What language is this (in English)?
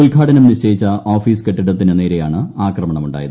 Malayalam